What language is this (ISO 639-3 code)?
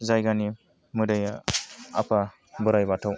brx